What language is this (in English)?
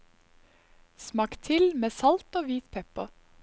Norwegian